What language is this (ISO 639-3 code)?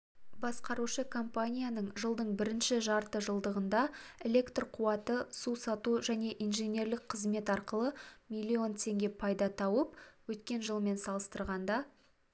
kaz